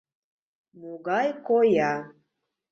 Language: Mari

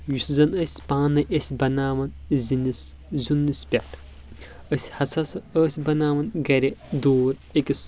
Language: Kashmiri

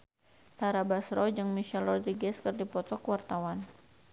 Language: Sundanese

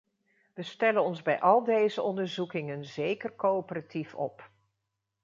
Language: Dutch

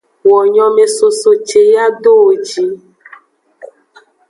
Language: Aja (Benin)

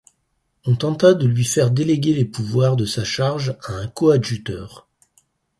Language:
French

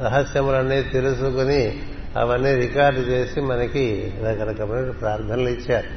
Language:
Telugu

